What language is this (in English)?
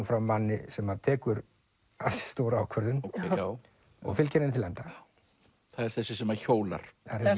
Icelandic